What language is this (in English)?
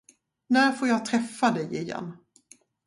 Swedish